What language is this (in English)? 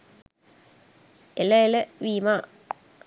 Sinhala